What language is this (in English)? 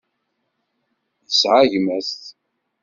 Kabyle